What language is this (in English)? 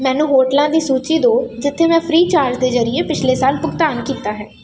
Punjabi